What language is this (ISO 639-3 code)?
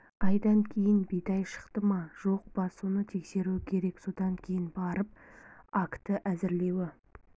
kaz